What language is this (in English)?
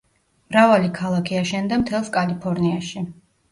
Georgian